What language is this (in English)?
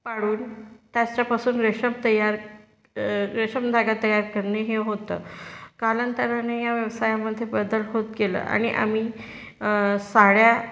Marathi